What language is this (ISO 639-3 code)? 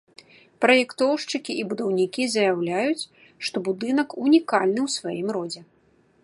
bel